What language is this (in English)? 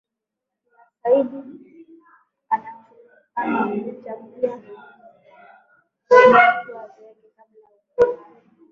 Swahili